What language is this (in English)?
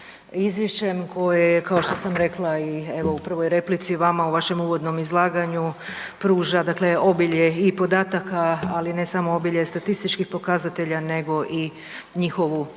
Croatian